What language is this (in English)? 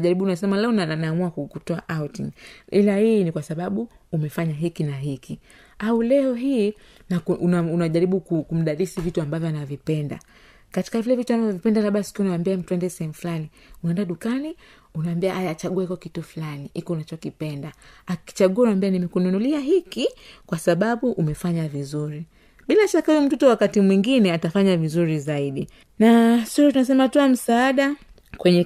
Swahili